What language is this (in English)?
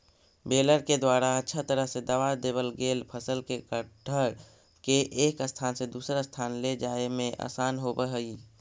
Magahi